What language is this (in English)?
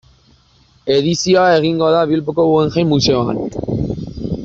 Basque